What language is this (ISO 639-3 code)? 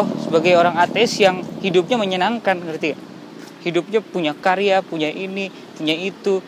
ind